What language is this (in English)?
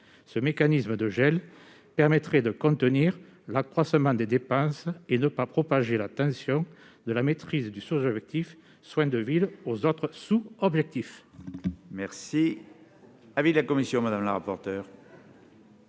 French